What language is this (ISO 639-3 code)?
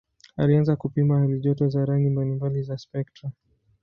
swa